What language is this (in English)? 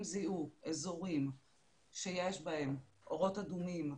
Hebrew